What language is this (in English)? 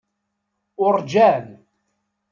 Kabyle